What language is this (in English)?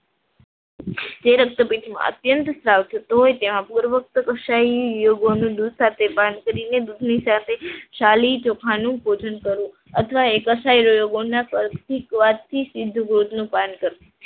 Gujarati